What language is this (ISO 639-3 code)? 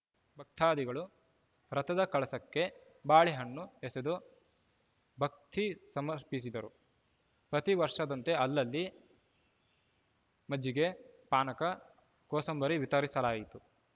kan